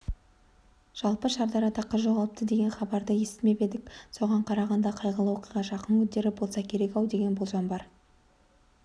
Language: Kazakh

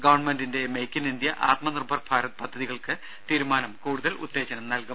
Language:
Malayalam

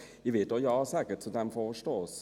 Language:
Swiss German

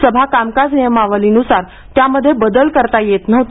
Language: Marathi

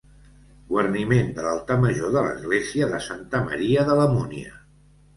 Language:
Catalan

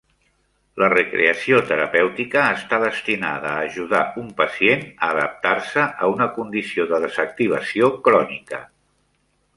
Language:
Catalan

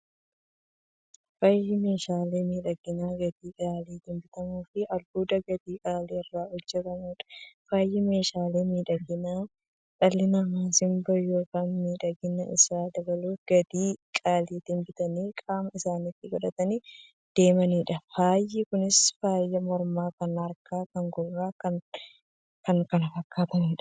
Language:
Oromo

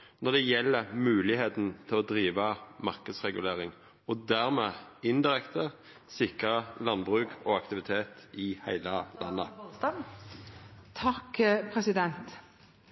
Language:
Norwegian Nynorsk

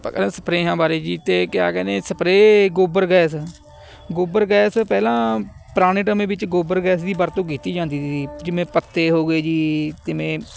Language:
Punjabi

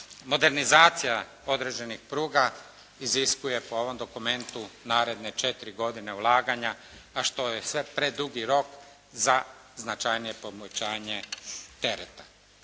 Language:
Croatian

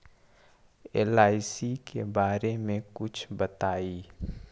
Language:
Magahi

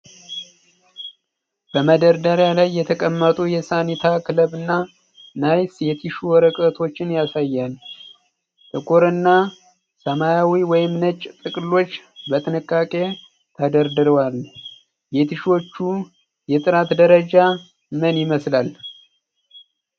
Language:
Amharic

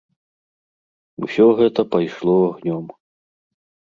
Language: Belarusian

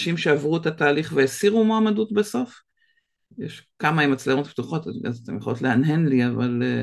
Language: Hebrew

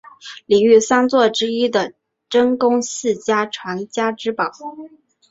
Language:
Chinese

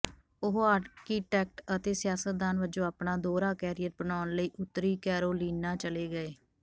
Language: Punjabi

